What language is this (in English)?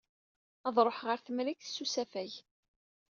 Kabyle